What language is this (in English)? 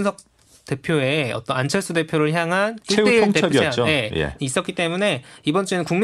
Korean